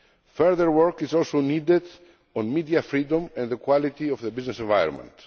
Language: English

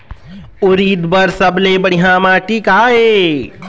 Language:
Chhattisgarhi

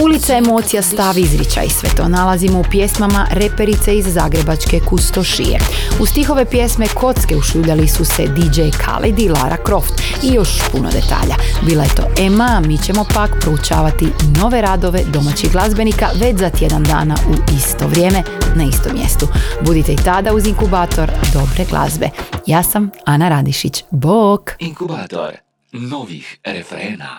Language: Croatian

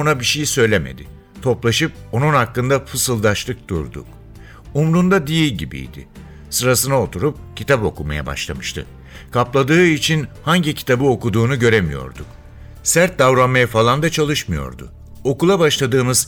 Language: Turkish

